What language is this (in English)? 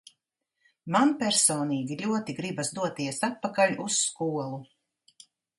Latvian